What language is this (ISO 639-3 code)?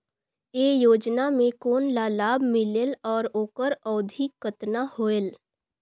hne